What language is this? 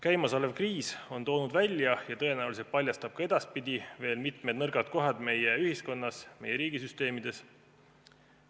Estonian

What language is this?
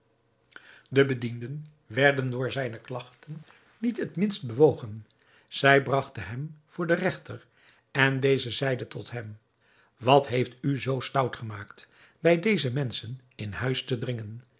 Dutch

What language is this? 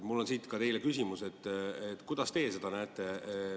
Estonian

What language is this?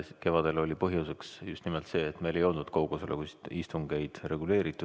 Estonian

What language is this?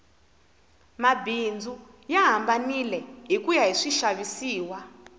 Tsonga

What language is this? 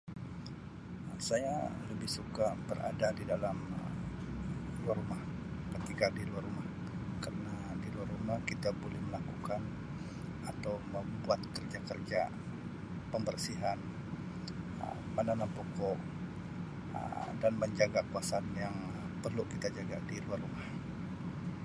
Sabah Malay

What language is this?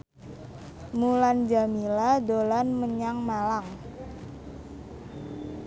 Javanese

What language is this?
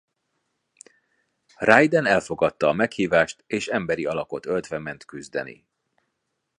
Hungarian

